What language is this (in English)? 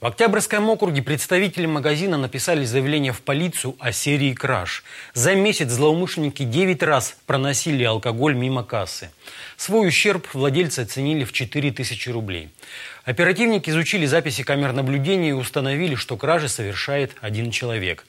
Russian